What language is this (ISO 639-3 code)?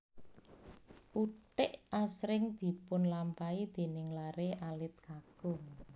jav